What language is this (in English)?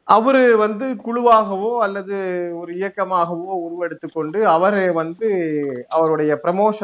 Tamil